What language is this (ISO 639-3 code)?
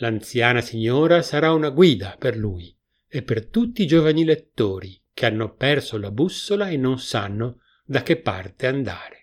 ita